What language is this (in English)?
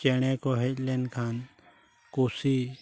Santali